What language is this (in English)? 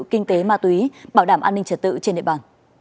Vietnamese